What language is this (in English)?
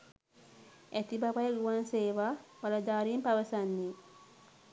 Sinhala